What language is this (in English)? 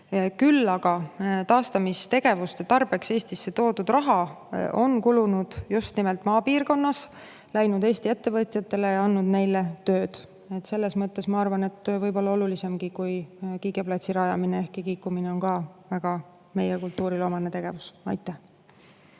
Estonian